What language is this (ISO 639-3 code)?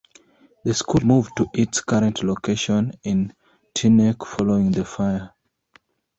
eng